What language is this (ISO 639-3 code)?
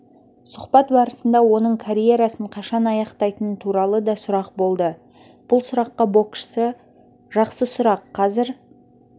kaz